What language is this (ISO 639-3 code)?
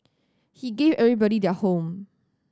eng